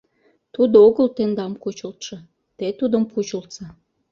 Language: Mari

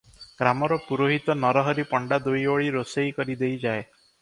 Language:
Odia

